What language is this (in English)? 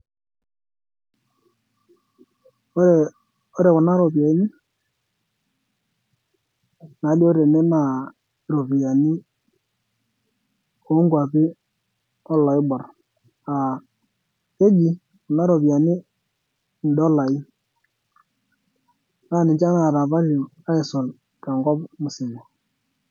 Masai